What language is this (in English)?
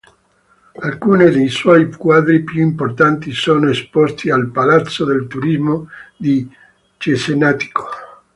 Italian